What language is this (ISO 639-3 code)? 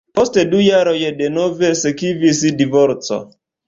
epo